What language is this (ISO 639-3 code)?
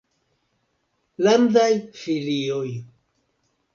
epo